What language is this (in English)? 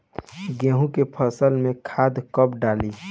Bhojpuri